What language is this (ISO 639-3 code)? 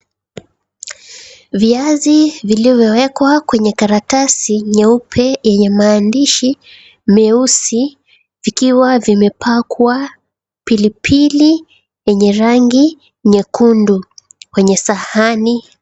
swa